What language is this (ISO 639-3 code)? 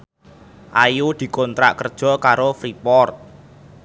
jav